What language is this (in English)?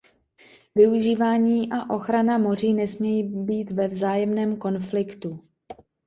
Czech